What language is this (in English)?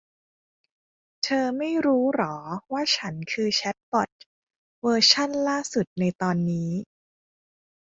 Thai